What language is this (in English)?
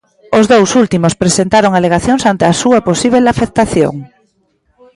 Galician